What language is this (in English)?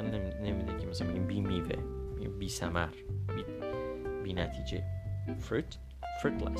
Persian